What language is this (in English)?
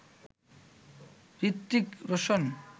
Bangla